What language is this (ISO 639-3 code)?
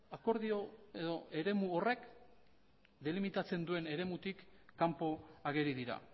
eus